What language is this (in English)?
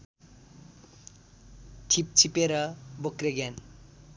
Nepali